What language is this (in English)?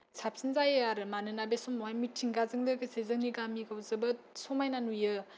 Bodo